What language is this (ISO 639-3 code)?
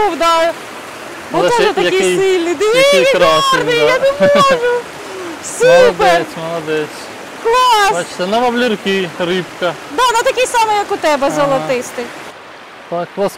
ukr